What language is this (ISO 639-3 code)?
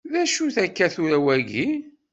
kab